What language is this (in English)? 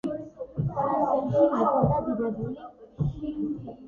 Georgian